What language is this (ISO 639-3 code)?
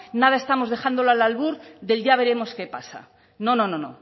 spa